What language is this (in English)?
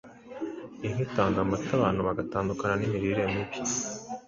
Kinyarwanda